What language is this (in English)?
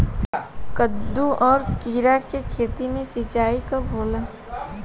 Bhojpuri